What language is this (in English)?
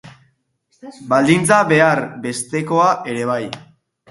Basque